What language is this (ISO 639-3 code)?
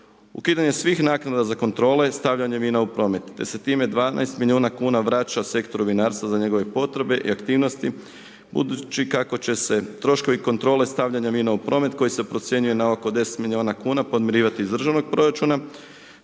hrv